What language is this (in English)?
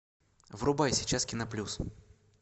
Russian